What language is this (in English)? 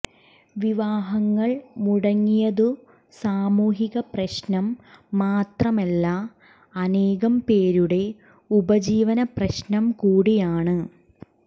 Malayalam